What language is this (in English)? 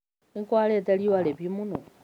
Kikuyu